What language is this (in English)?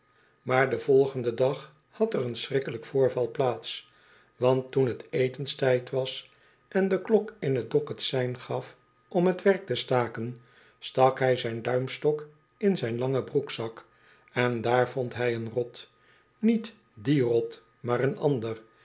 Dutch